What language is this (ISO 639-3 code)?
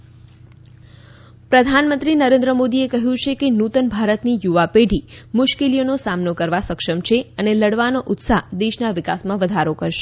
guj